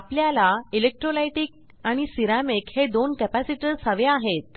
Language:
Marathi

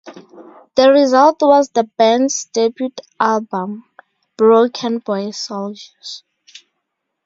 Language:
English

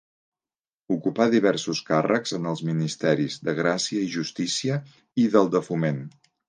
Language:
Catalan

